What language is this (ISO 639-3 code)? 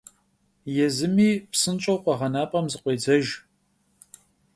kbd